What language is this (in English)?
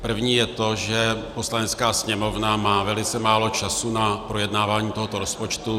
Czech